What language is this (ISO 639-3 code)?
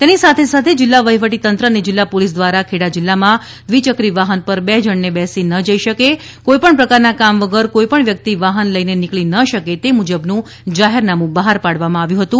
guj